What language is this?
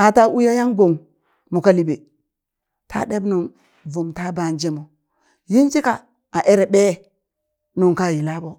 Burak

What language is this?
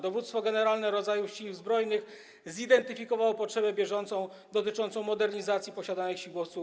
Polish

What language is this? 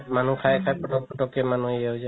Assamese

